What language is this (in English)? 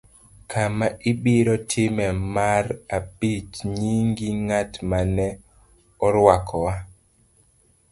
Luo (Kenya and Tanzania)